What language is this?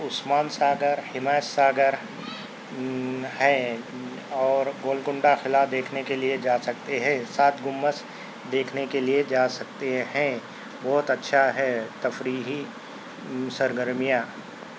Urdu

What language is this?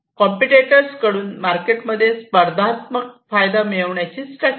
Marathi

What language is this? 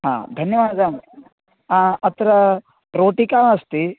Sanskrit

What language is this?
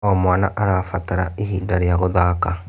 Kikuyu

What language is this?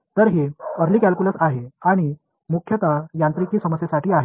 Marathi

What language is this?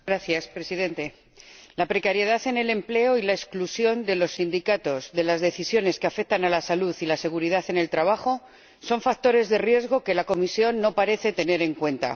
Spanish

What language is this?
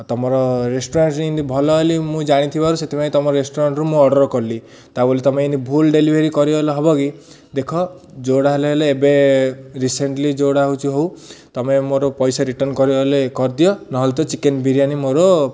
Odia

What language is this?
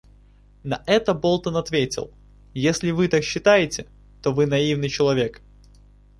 Russian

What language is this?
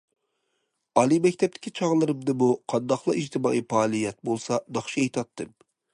Uyghur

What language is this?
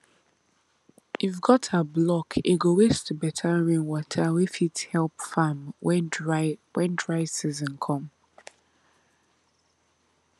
Nigerian Pidgin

